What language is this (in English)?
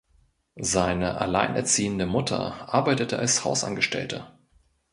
German